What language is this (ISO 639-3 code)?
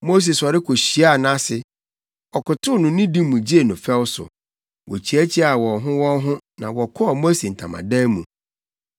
aka